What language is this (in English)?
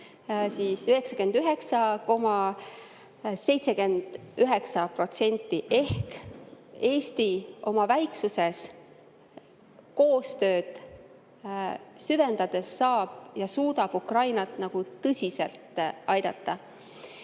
Estonian